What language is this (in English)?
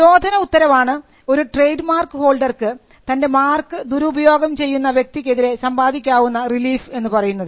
Malayalam